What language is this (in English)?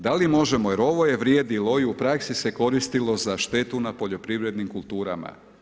Croatian